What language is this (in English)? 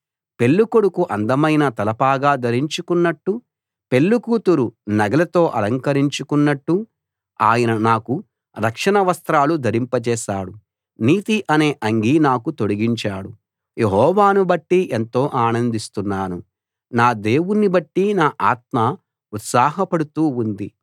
Telugu